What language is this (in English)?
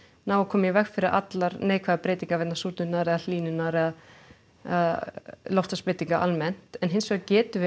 Icelandic